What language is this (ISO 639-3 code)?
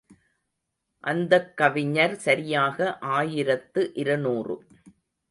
tam